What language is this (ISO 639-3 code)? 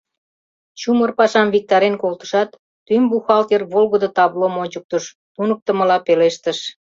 chm